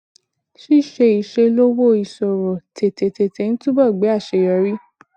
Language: Yoruba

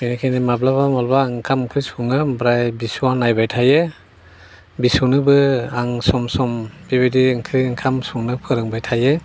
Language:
Bodo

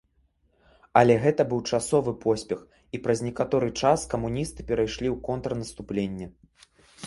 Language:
Belarusian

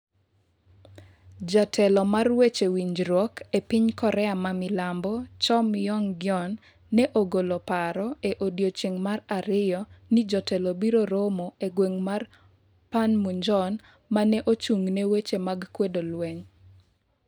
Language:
Luo (Kenya and Tanzania)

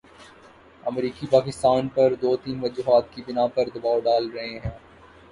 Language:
Urdu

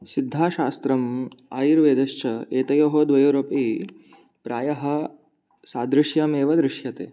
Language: Sanskrit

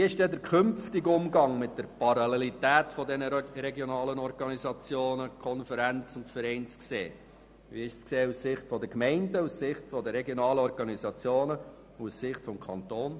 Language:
Swiss German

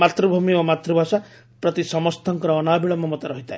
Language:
Odia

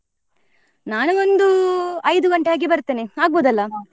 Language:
Kannada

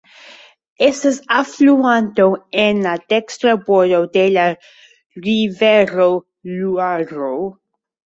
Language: Esperanto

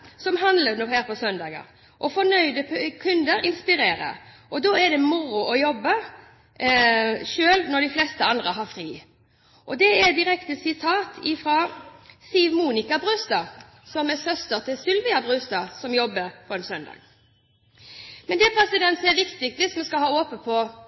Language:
Norwegian Bokmål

